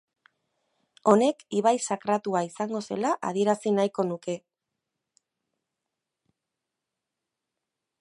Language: Basque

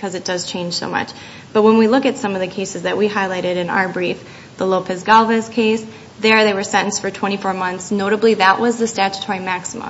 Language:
English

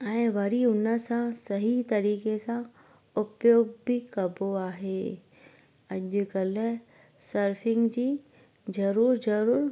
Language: Sindhi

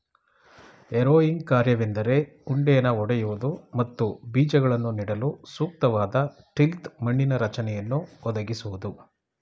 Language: Kannada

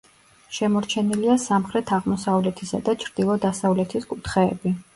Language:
Georgian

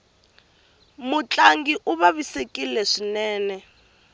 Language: Tsonga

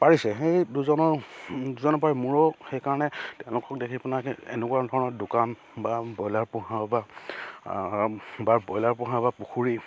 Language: Assamese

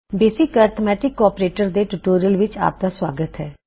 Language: Punjabi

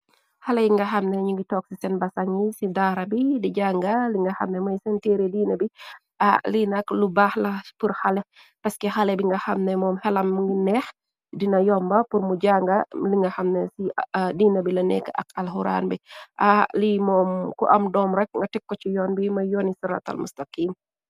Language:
Wolof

